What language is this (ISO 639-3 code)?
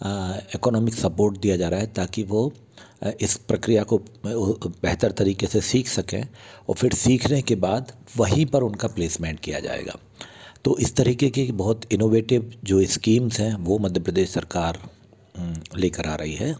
hin